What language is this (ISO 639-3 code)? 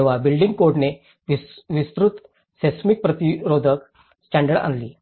mar